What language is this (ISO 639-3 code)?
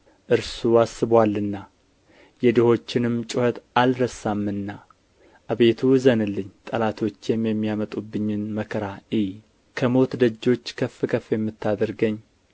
amh